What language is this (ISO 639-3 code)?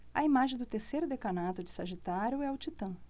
por